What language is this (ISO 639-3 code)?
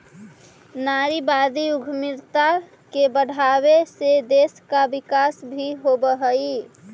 mag